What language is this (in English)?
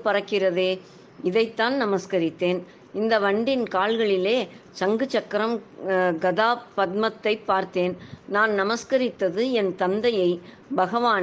Tamil